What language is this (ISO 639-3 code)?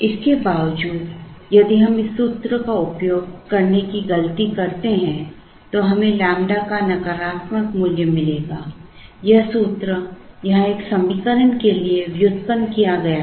hin